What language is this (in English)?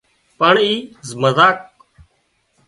Wadiyara Koli